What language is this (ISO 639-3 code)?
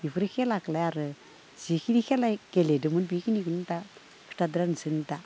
brx